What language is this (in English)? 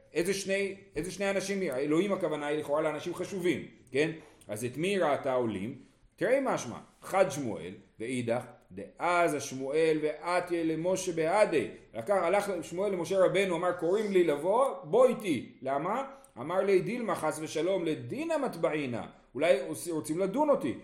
Hebrew